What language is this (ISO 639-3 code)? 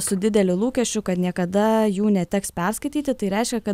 lit